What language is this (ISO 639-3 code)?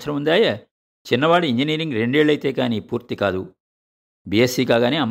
tel